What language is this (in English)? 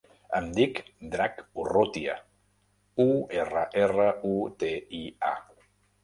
Catalan